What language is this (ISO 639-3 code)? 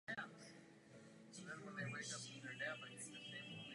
ces